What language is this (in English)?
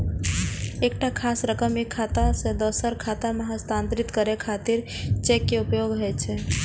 Maithili